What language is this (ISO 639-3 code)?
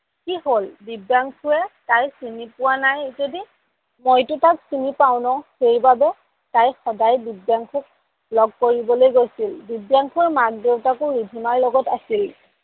asm